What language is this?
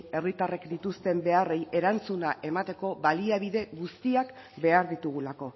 Basque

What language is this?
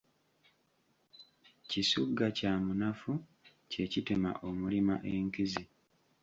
Ganda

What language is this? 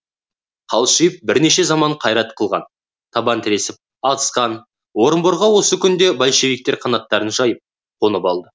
Kazakh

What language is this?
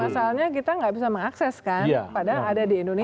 Indonesian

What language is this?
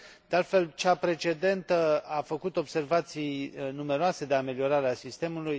Romanian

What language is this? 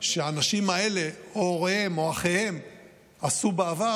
Hebrew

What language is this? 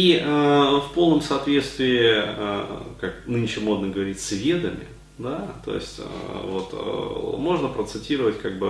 Russian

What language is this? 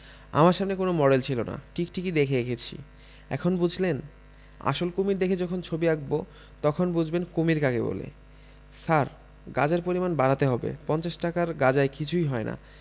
Bangla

